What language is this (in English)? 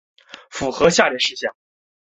Chinese